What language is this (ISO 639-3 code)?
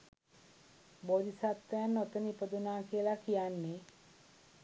sin